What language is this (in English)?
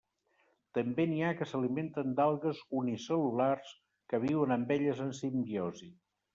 Catalan